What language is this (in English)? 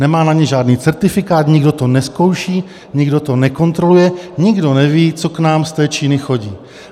Czech